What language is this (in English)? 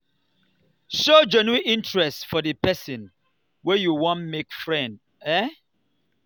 Nigerian Pidgin